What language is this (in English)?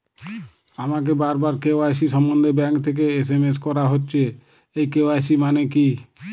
Bangla